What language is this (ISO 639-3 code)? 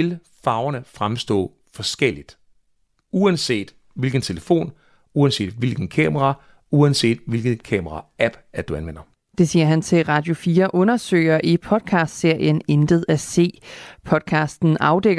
dan